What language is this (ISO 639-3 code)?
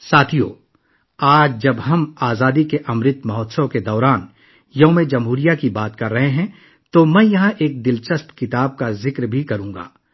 urd